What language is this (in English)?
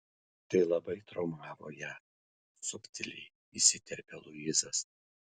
Lithuanian